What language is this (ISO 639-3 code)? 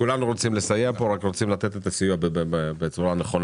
heb